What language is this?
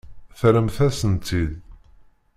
Kabyle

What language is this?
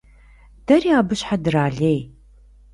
Kabardian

